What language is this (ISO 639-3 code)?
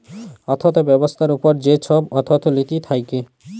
ben